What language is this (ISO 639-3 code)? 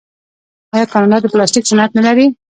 pus